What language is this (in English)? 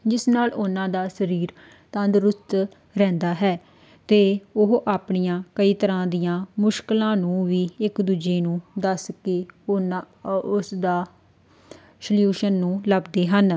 Punjabi